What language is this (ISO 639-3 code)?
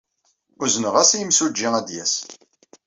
kab